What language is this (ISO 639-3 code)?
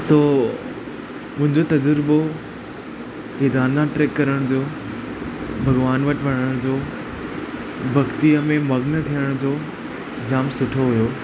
snd